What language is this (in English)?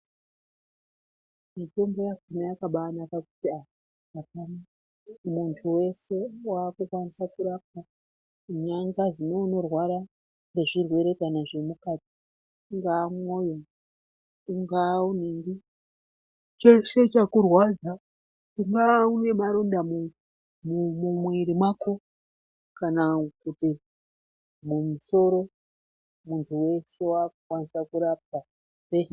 Ndau